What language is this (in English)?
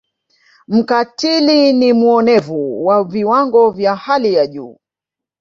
Swahili